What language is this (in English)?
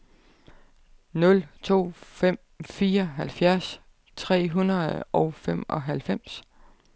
Danish